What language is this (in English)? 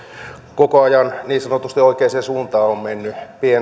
Finnish